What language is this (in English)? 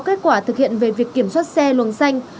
Vietnamese